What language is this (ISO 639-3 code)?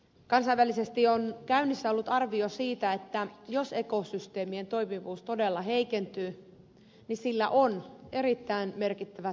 fin